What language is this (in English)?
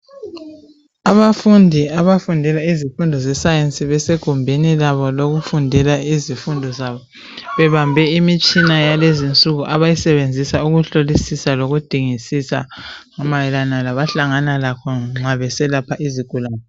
North Ndebele